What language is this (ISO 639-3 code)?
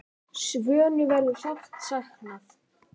isl